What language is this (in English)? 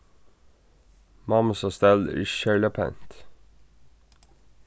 Faroese